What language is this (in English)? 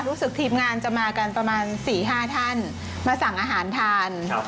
Thai